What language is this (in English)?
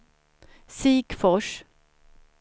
Swedish